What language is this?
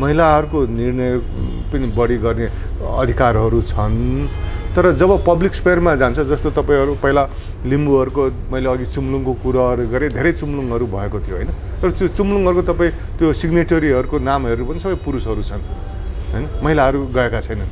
Romanian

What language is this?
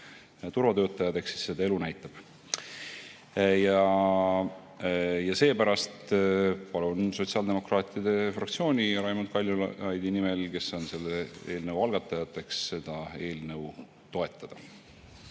Estonian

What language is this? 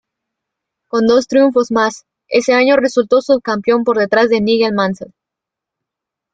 Spanish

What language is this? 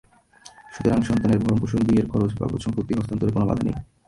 Bangla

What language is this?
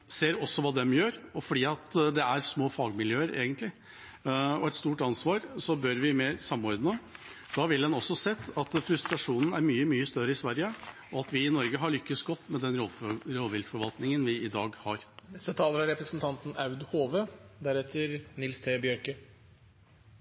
Norwegian Bokmål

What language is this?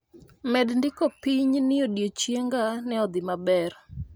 Luo (Kenya and Tanzania)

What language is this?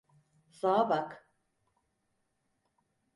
Turkish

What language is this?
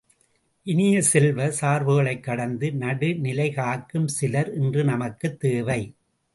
Tamil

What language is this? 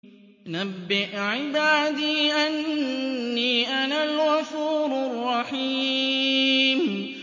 Arabic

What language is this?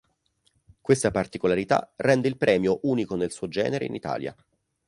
Italian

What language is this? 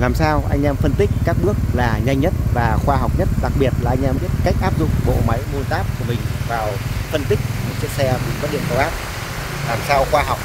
Vietnamese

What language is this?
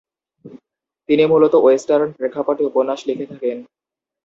Bangla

